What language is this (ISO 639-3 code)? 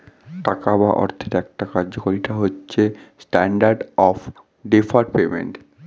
ben